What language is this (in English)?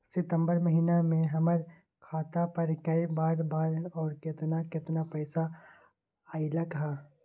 Magahi